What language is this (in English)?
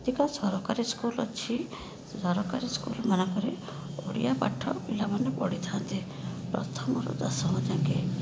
Odia